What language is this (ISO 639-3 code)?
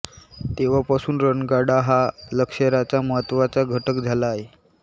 mar